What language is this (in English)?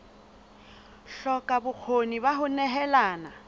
Southern Sotho